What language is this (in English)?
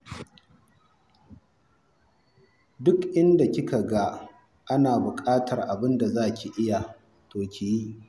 Hausa